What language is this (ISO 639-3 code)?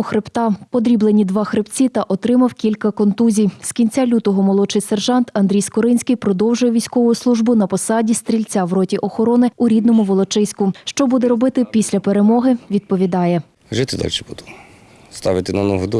ukr